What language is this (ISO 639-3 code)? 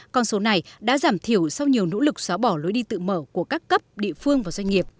vie